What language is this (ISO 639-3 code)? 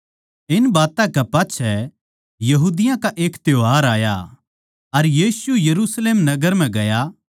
bgc